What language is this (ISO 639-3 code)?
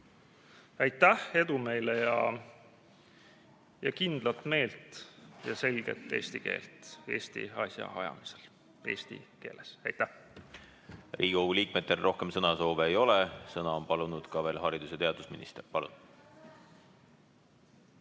est